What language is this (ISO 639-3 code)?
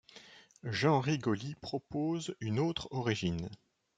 fra